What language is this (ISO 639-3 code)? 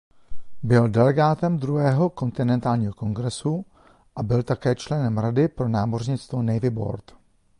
ces